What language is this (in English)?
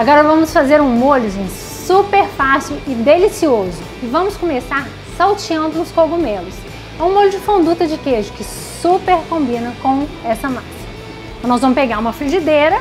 Portuguese